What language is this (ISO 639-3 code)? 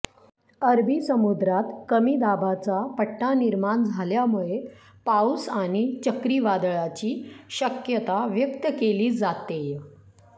mar